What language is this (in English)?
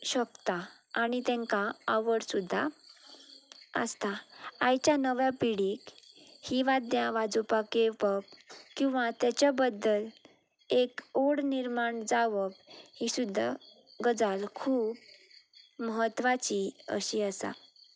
Konkani